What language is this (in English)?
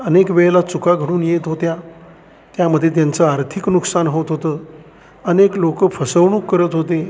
Marathi